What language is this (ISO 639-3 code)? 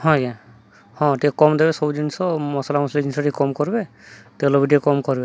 ori